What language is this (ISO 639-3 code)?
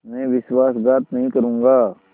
hin